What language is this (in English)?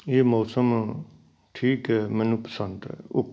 Punjabi